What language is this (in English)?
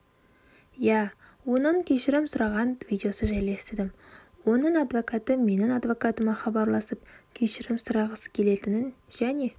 Kazakh